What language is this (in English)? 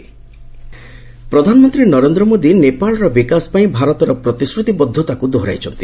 Odia